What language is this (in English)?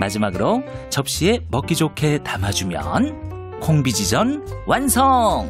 Korean